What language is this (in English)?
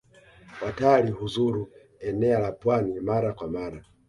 Swahili